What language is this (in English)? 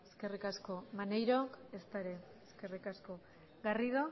Basque